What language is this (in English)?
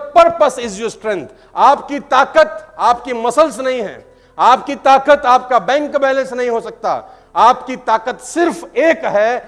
Hindi